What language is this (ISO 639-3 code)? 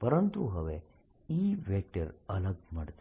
guj